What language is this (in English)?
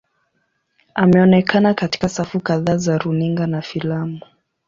Swahili